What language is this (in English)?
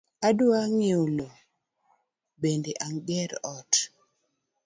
Luo (Kenya and Tanzania)